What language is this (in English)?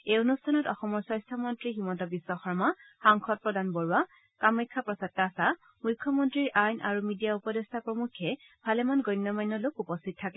Assamese